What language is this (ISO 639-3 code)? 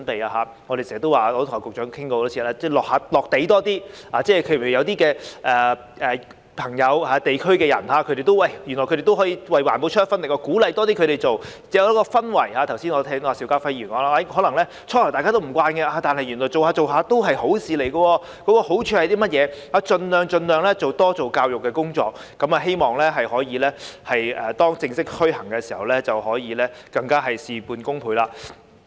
yue